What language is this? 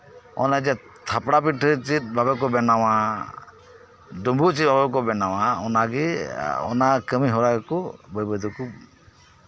Santali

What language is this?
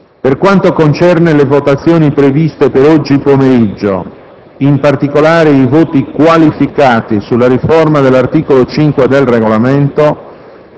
Italian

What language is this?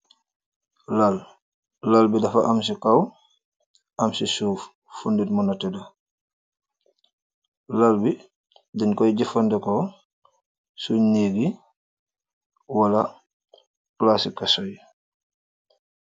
Wolof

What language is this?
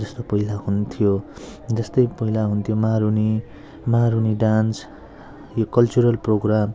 Nepali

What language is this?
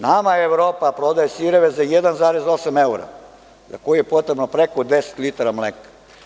Serbian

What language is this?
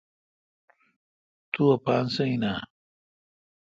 Kalkoti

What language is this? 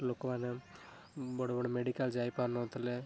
Odia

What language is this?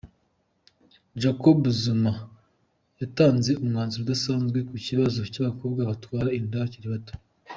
Kinyarwanda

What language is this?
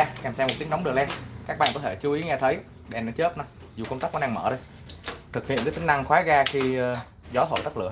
Vietnamese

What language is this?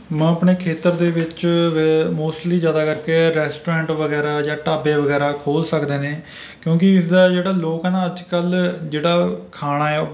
Punjabi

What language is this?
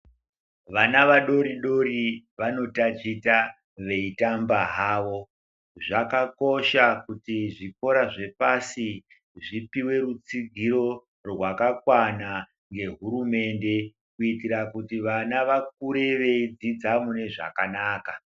Ndau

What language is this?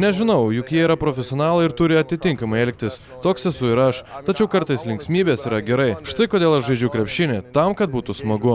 Lithuanian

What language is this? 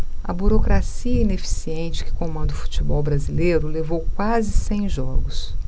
Portuguese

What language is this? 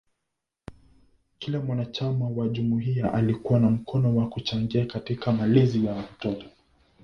Swahili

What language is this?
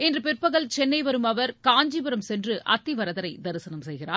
Tamil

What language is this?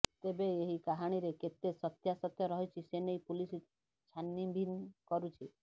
Odia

